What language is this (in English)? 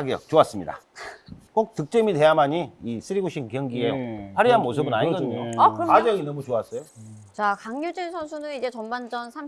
Korean